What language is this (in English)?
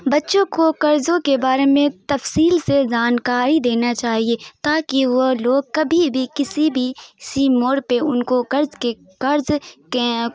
Urdu